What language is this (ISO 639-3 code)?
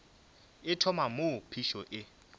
nso